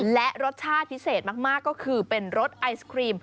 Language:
Thai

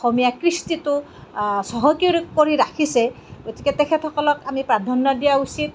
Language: Assamese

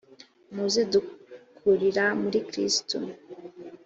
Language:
Kinyarwanda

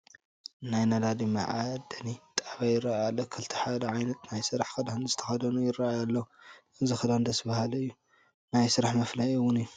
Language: Tigrinya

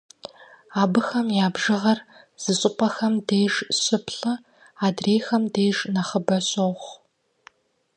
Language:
Kabardian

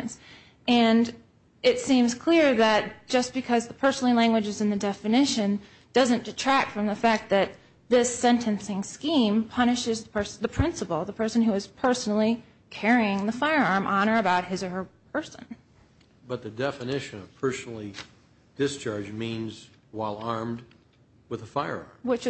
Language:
English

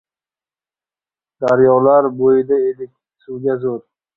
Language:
Uzbek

